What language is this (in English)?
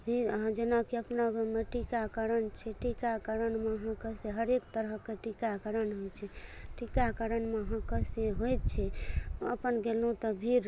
Maithili